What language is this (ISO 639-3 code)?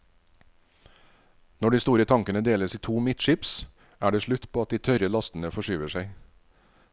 nor